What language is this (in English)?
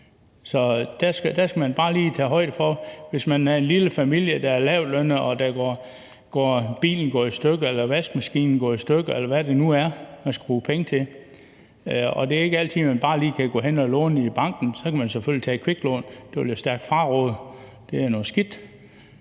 Danish